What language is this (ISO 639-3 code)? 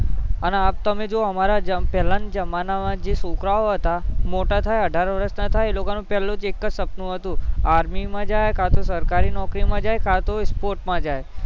guj